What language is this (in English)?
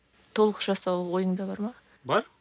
Kazakh